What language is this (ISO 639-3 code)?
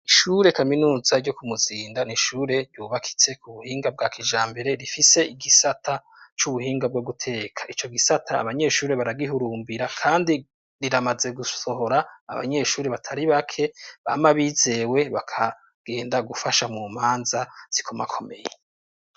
run